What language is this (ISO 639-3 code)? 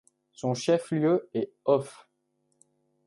fra